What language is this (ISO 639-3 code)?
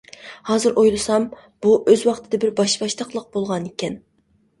uig